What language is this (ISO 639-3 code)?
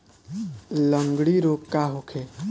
bho